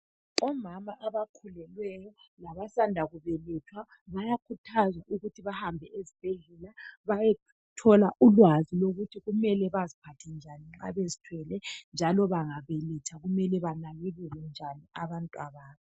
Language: North Ndebele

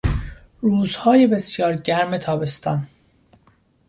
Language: Persian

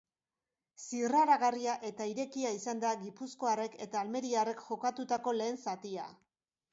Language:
Basque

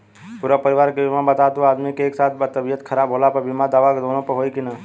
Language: Bhojpuri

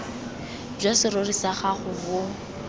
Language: Tswana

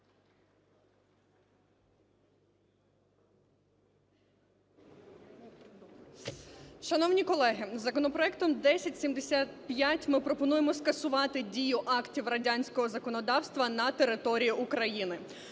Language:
Ukrainian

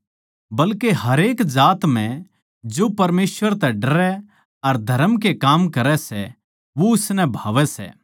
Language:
Haryanvi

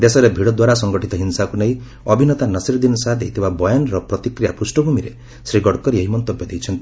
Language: Odia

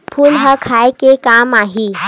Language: Chhattisgarhi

